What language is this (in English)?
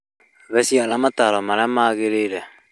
Kikuyu